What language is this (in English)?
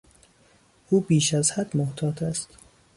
Persian